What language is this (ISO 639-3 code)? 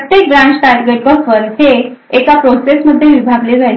mar